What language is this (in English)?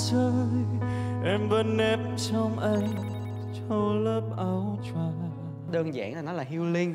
Vietnamese